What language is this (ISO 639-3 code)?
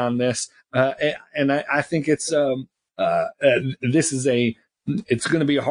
eng